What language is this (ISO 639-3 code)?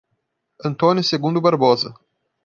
por